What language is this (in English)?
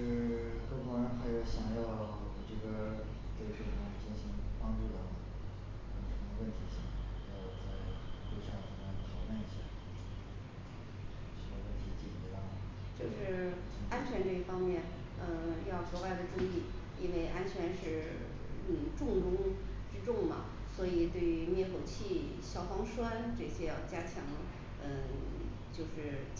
Chinese